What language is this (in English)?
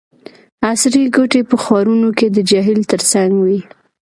Pashto